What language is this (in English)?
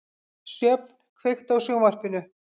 Icelandic